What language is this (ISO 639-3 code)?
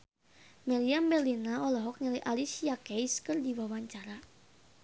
sun